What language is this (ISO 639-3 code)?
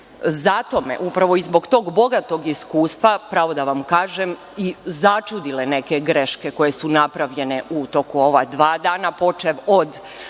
srp